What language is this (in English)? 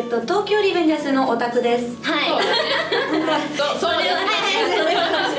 Japanese